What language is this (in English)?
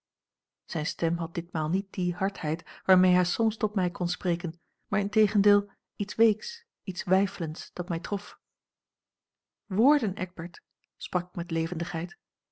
Dutch